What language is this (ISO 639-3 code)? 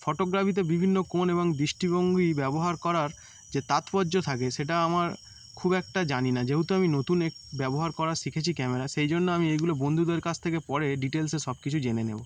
ben